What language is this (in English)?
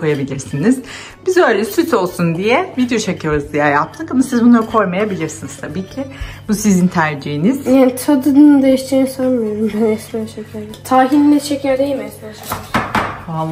Turkish